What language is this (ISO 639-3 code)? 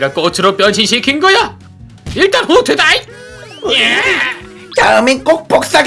kor